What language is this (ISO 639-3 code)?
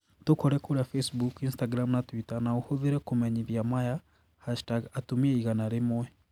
kik